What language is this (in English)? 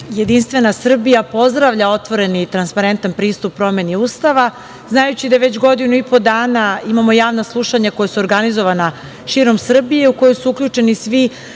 Serbian